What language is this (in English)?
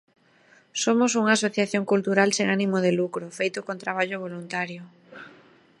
Galician